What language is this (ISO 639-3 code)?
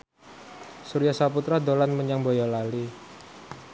jav